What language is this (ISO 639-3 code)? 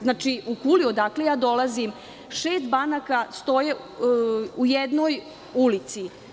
srp